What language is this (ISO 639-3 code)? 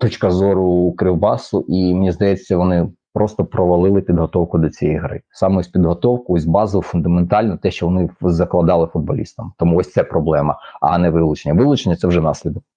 ukr